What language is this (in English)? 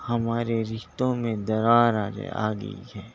Urdu